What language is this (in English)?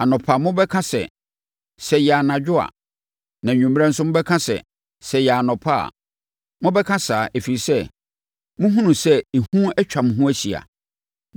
Akan